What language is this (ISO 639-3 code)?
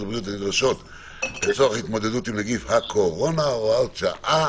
heb